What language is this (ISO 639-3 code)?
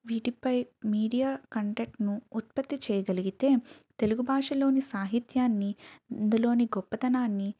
tel